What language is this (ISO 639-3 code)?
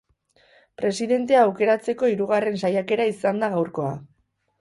eus